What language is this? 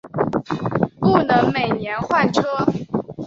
Chinese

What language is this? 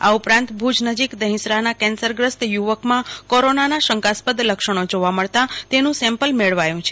Gujarati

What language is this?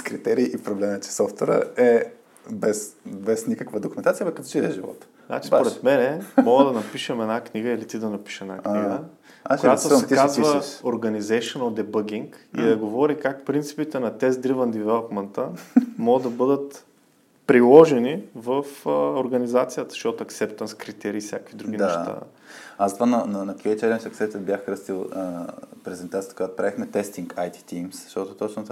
Bulgarian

